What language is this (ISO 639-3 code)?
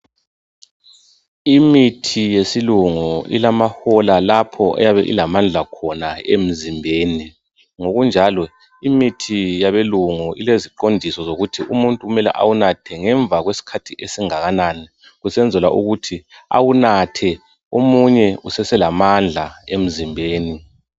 nde